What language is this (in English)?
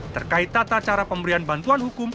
Indonesian